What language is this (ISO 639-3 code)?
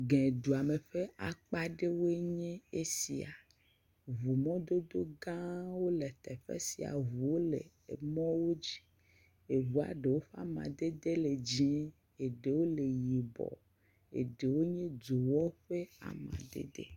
ewe